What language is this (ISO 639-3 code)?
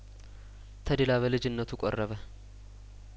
amh